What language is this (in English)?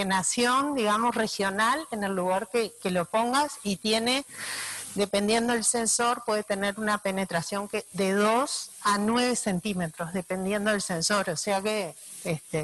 Spanish